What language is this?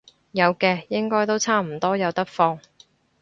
Cantonese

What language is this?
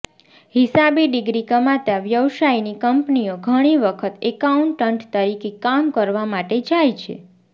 Gujarati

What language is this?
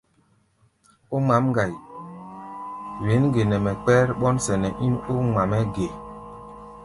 Gbaya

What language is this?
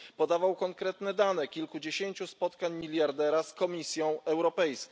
Polish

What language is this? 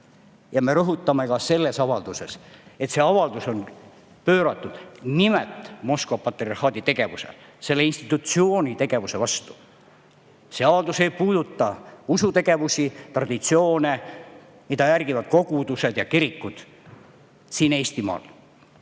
Estonian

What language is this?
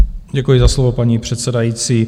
Czech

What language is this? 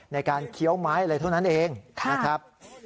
Thai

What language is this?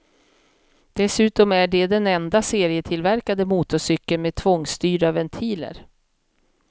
Swedish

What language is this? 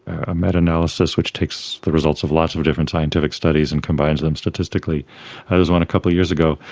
English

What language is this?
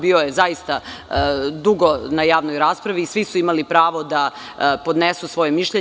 Serbian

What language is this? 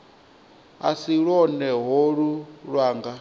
Venda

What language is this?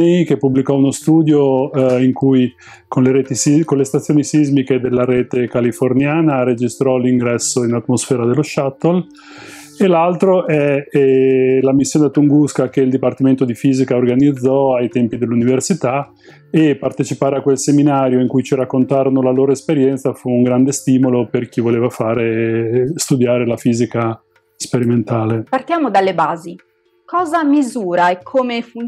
Italian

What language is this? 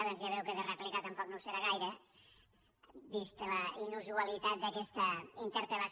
Catalan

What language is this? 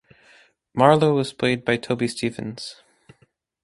English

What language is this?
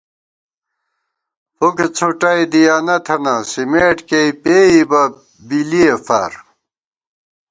Gawar-Bati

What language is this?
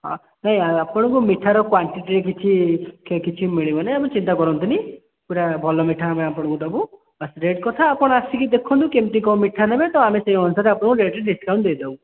Odia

